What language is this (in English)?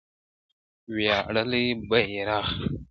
Pashto